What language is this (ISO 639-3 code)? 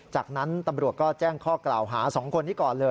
tha